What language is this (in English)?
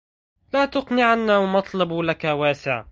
Arabic